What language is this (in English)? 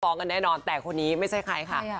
Thai